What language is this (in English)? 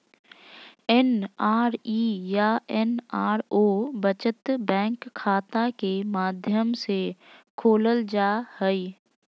Magahi